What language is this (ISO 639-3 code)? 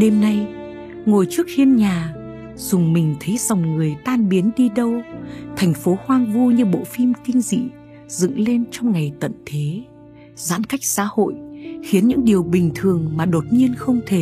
vie